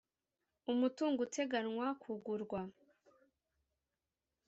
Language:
Kinyarwanda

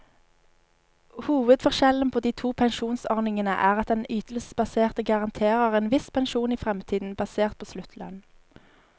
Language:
Norwegian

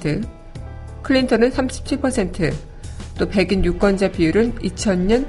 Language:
Korean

